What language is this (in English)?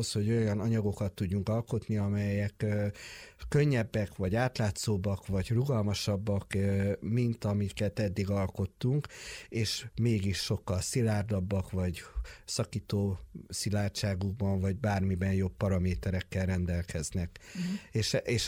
Hungarian